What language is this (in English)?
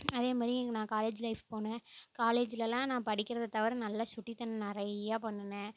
Tamil